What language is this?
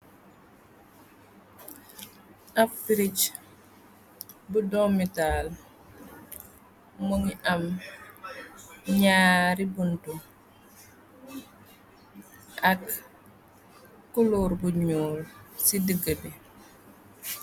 Wolof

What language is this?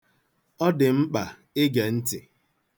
Igbo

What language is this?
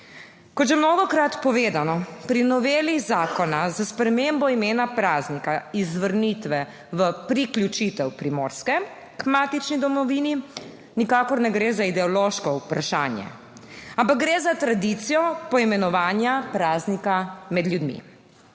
Slovenian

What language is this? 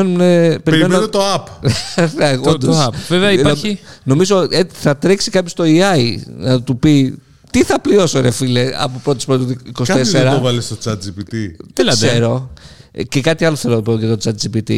Greek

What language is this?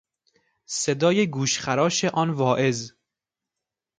Persian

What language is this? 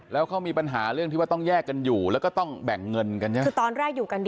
Thai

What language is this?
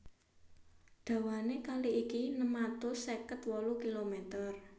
Javanese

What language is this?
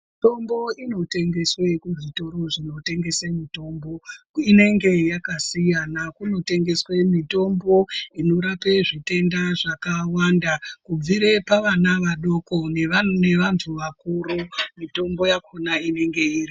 Ndau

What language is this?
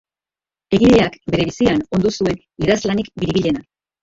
Basque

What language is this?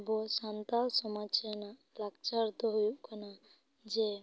Santali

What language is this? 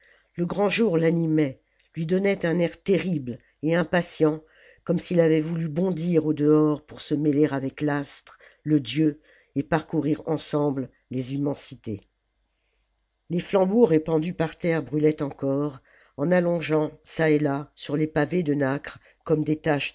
French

